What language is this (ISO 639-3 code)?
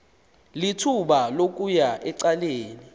xho